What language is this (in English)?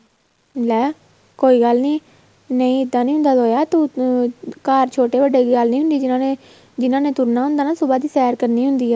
Punjabi